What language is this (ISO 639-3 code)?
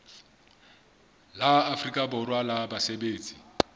sot